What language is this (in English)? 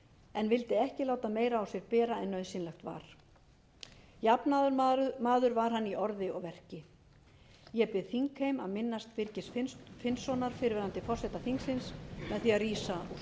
Icelandic